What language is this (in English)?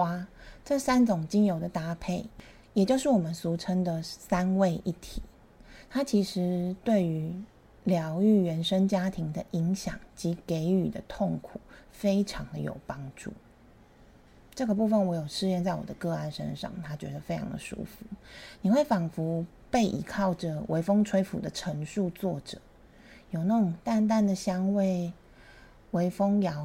Chinese